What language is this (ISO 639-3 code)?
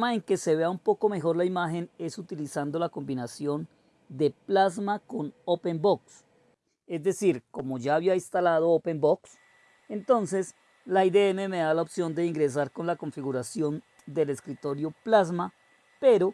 spa